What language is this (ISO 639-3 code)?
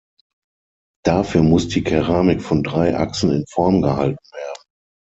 deu